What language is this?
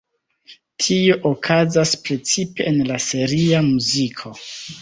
Esperanto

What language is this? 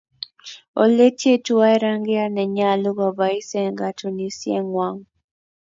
Kalenjin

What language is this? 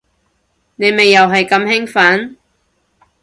Cantonese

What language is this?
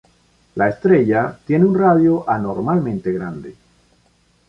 Spanish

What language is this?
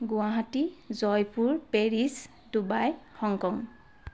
Assamese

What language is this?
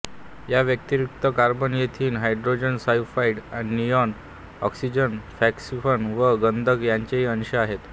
Marathi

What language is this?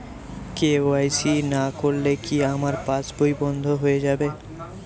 Bangla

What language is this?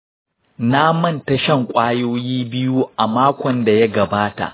Hausa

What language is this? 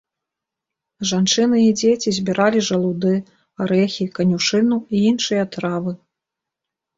Belarusian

